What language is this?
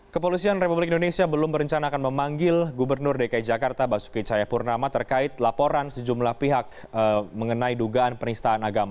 Indonesian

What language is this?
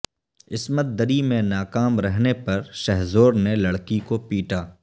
Urdu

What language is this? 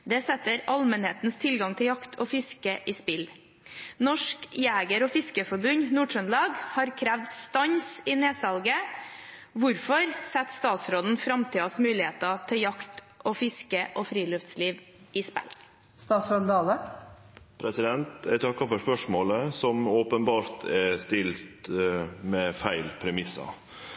Norwegian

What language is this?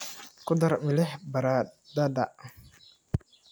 Somali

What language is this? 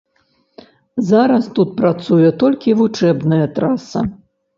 Belarusian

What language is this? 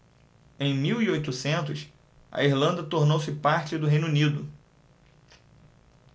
Portuguese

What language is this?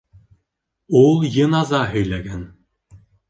Bashkir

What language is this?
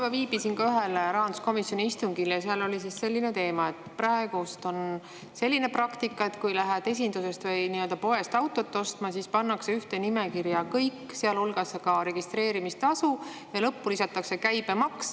Estonian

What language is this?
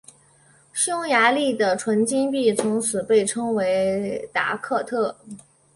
Chinese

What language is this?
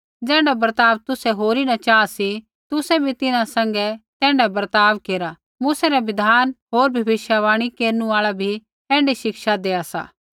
Kullu Pahari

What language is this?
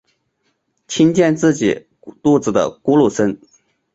Chinese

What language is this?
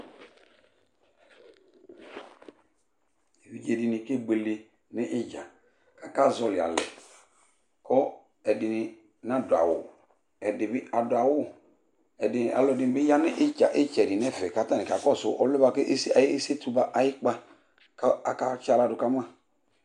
Ikposo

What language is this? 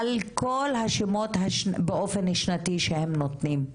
Hebrew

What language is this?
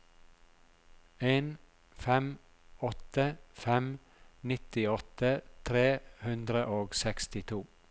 Norwegian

